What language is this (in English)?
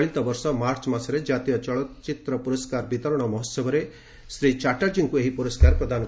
Odia